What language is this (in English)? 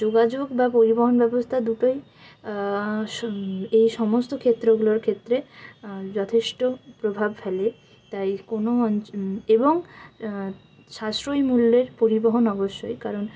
Bangla